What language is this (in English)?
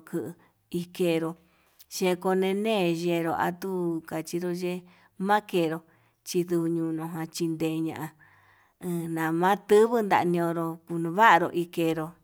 Yutanduchi Mixtec